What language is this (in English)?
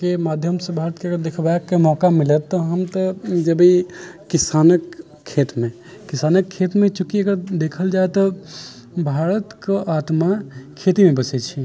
Maithili